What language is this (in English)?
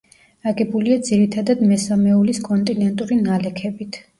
Georgian